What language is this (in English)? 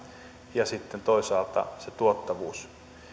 Finnish